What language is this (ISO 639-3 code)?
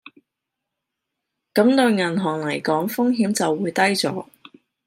yue